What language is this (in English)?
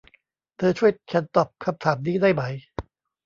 Thai